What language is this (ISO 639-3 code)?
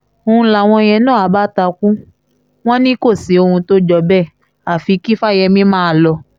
yor